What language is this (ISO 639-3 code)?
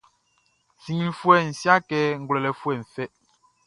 bci